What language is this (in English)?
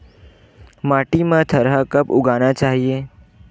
Chhattisgarhi